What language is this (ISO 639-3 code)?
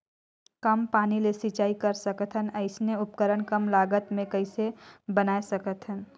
hne